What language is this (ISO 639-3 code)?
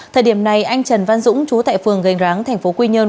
vie